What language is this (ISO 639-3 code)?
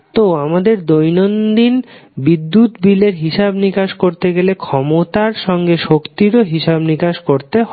ben